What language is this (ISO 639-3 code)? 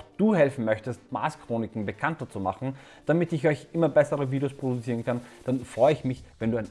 deu